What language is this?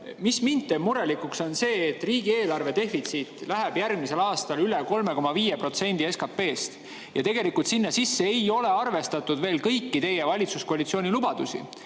Estonian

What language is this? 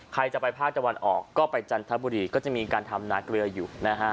Thai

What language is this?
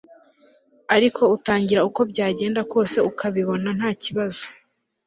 Kinyarwanda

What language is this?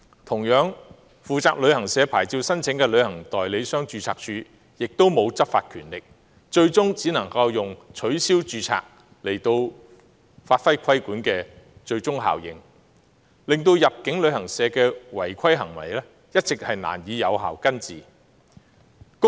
Cantonese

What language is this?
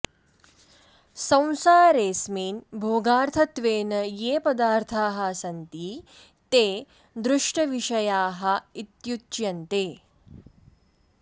Sanskrit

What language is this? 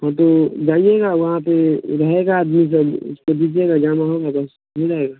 Hindi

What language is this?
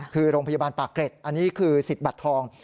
Thai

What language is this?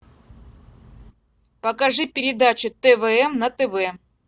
Russian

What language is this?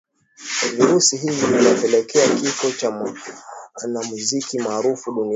Swahili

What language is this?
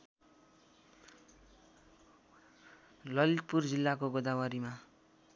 Nepali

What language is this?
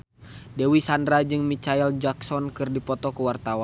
Sundanese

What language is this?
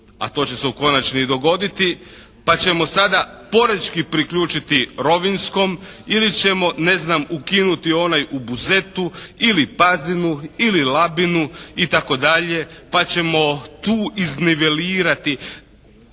Croatian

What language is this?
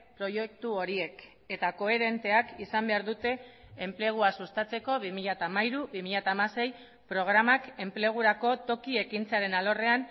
Basque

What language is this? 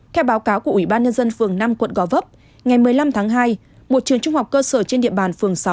Vietnamese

